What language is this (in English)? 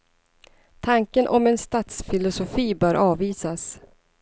Swedish